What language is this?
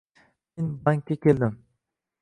Uzbek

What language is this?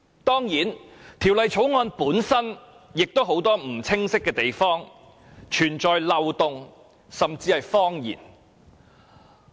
Cantonese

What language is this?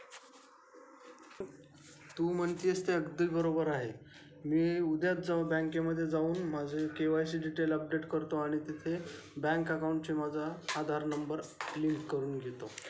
Marathi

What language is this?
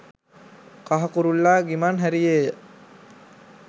Sinhala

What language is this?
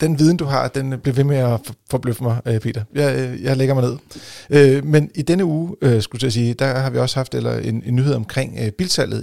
Danish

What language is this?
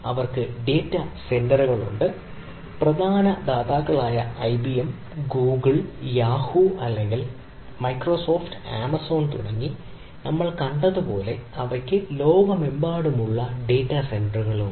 Malayalam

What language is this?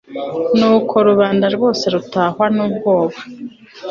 Kinyarwanda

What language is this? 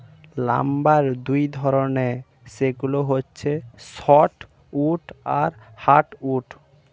Bangla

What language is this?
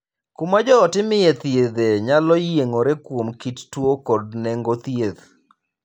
Luo (Kenya and Tanzania)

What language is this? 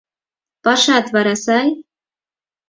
Mari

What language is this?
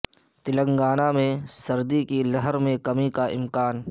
Urdu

